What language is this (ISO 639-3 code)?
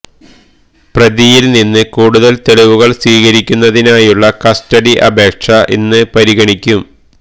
mal